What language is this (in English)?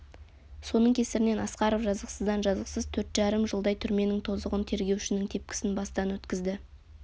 Kazakh